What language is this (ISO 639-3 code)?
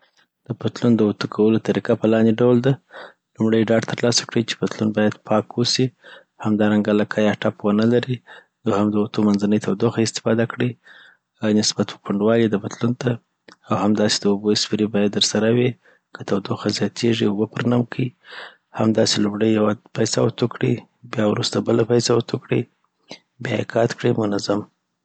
pbt